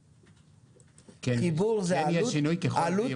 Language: Hebrew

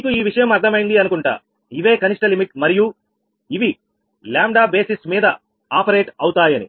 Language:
Telugu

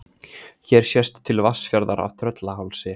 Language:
Icelandic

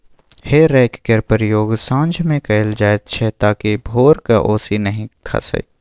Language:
Maithili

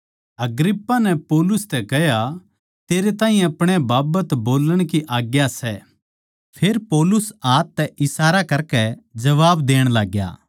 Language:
Haryanvi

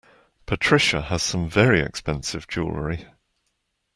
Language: English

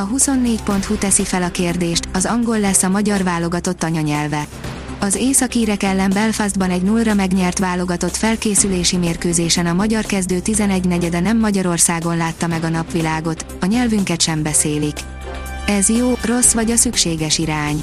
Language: Hungarian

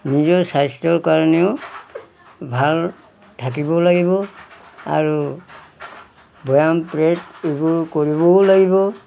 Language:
Assamese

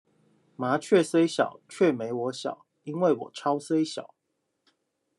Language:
Chinese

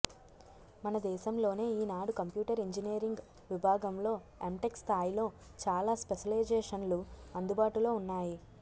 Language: Telugu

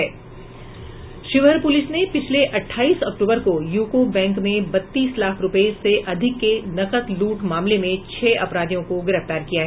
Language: Hindi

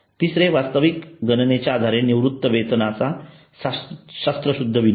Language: Marathi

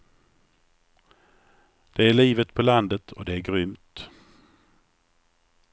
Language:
Swedish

